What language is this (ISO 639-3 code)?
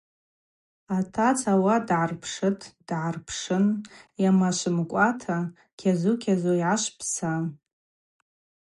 abq